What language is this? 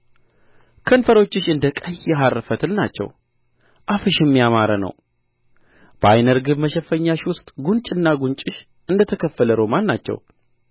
Amharic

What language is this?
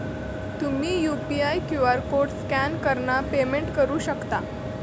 Marathi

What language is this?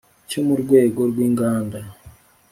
Kinyarwanda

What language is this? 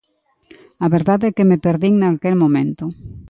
Galician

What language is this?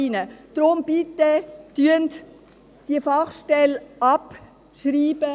Swiss German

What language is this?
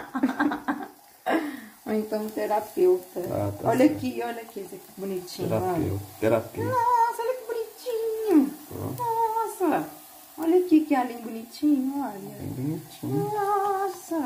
Portuguese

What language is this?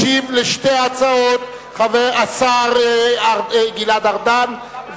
Hebrew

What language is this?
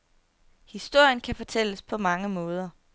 Danish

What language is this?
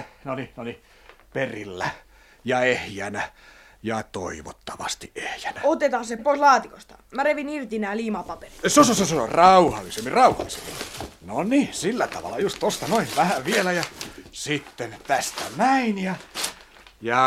Finnish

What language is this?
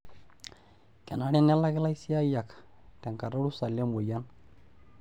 Masai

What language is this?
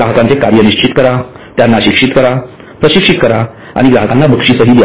Marathi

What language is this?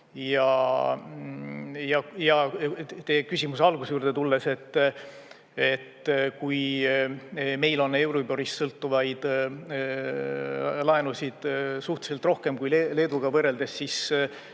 Estonian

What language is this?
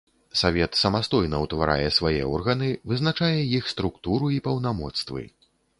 Belarusian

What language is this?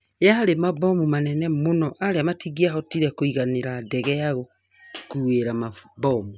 Kikuyu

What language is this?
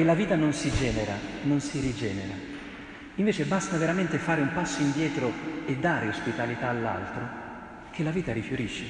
Italian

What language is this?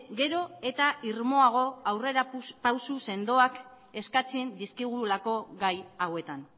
Basque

